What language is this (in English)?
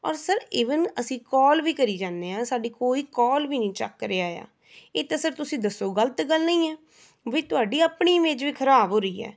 Punjabi